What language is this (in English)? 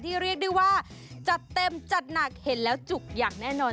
Thai